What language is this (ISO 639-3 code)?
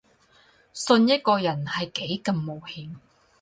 yue